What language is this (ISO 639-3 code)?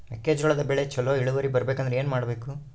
kan